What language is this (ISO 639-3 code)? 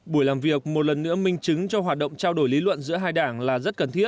vie